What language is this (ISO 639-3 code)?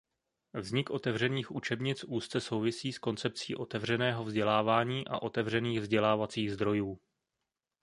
ces